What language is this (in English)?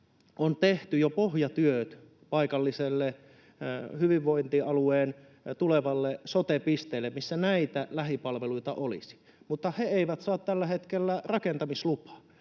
Finnish